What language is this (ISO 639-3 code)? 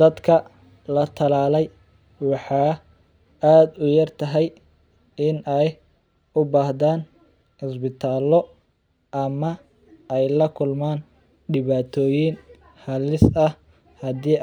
som